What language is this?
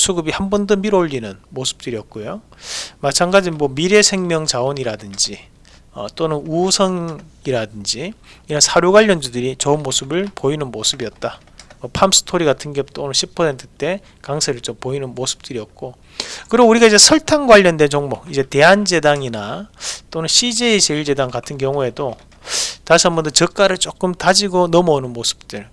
Korean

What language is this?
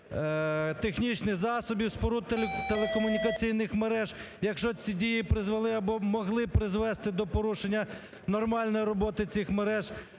Ukrainian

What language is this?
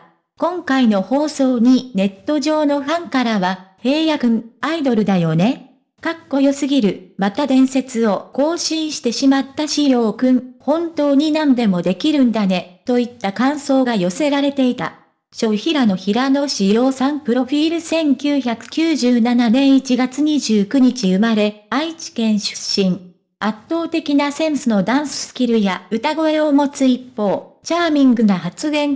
Japanese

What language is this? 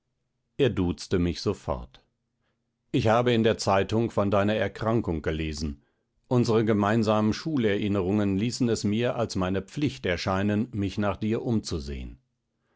German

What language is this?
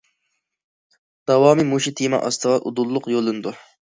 Uyghur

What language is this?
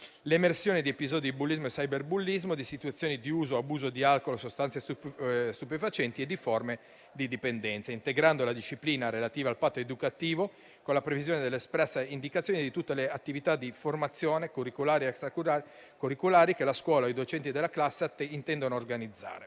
Italian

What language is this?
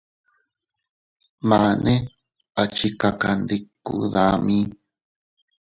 Teutila Cuicatec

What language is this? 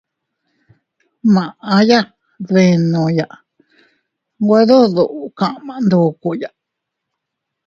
Teutila Cuicatec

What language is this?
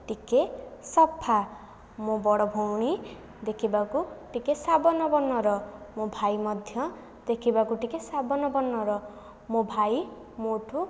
Odia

